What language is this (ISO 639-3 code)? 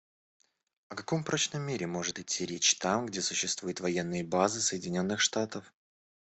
rus